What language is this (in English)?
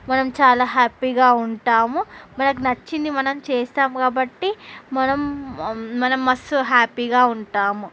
Telugu